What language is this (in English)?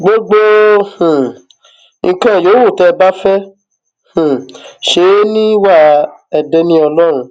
Yoruba